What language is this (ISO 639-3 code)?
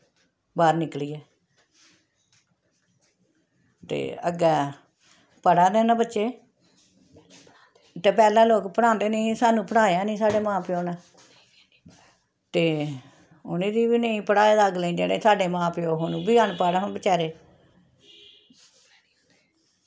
doi